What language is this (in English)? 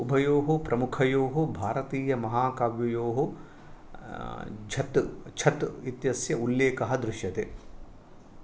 Sanskrit